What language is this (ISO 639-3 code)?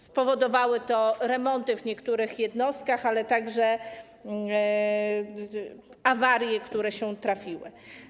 pol